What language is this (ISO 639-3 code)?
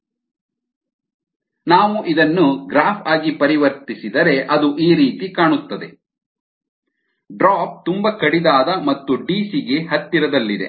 kan